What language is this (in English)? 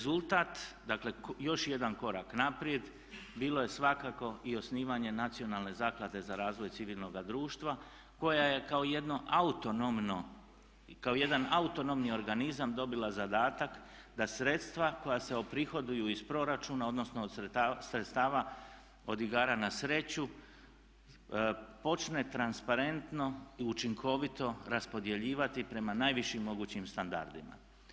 Croatian